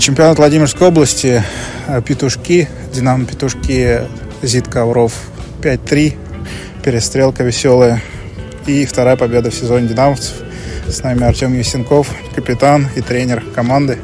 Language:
Russian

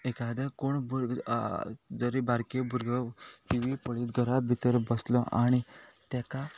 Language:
Konkani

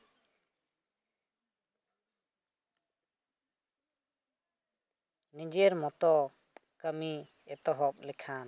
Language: Santali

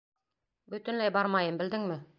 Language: Bashkir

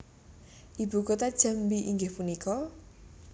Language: Javanese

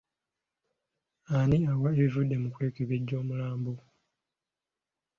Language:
Ganda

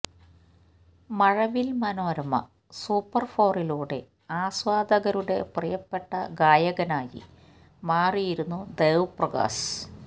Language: Malayalam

